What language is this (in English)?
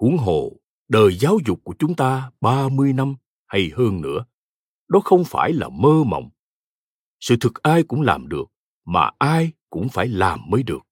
Vietnamese